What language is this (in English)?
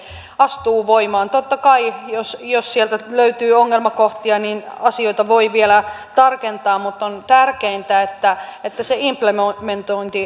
Finnish